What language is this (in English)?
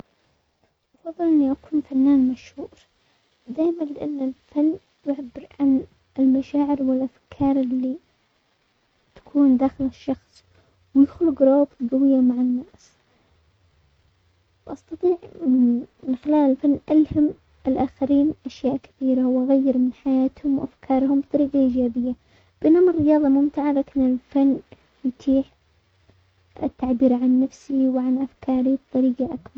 Omani Arabic